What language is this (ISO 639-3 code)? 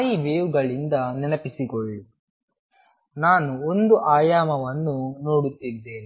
kan